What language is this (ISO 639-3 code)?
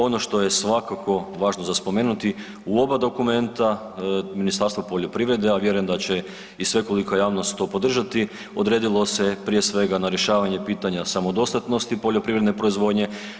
hrv